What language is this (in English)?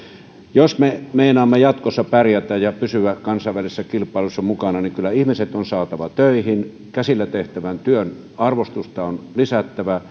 Finnish